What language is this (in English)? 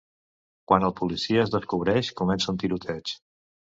Catalan